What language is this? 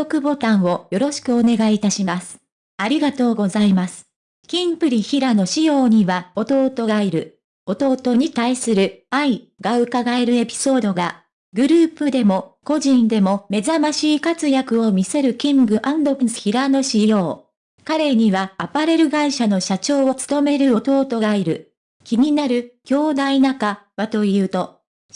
Japanese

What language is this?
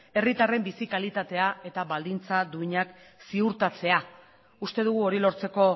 Basque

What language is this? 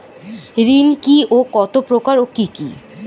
Bangla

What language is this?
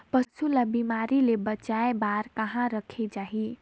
Chhattisgarhi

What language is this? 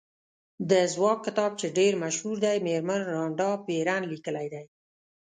Pashto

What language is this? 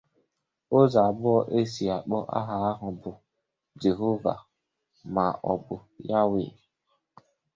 Igbo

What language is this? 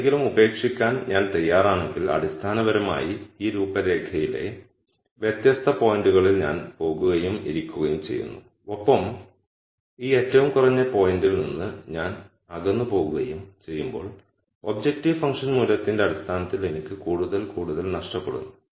Malayalam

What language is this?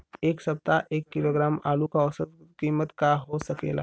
Bhojpuri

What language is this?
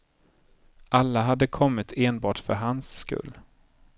Swedish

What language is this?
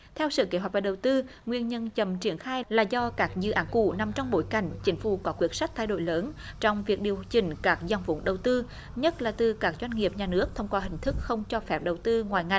Vietnamese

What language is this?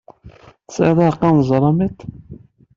Kabyle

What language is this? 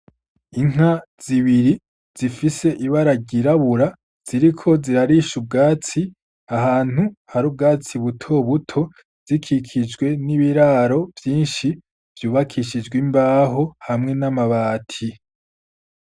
Rundi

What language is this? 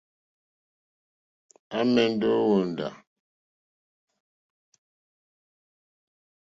Mokpwe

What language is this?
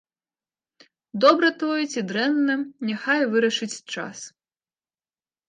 Belarusian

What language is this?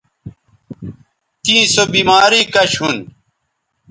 Bateri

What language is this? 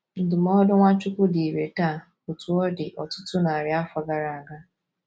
Igbo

